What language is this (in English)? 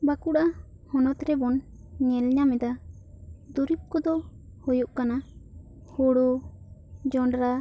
Santali